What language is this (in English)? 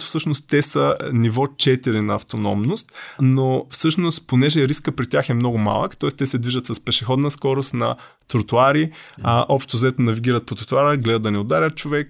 Bulgarian